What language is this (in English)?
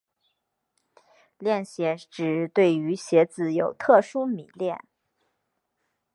Chinese